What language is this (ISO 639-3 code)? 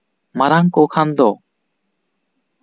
sat